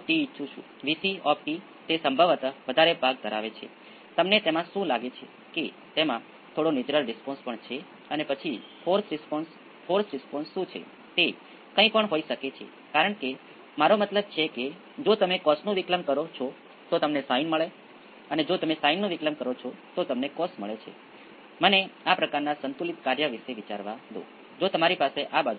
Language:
Gujarati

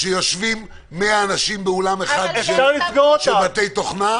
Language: Hebrew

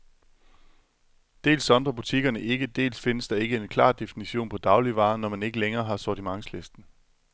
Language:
Danish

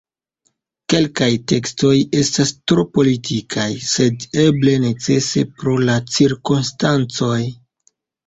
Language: Esperanto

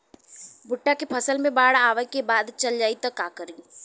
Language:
Bhojpuri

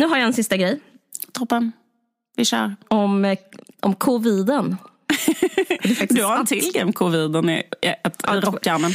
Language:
Swedish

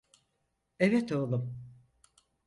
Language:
Turkish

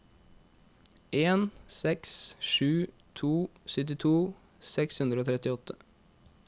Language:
Norwegian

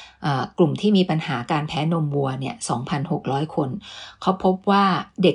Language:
Thai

